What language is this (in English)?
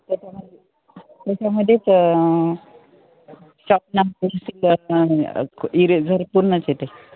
Marathi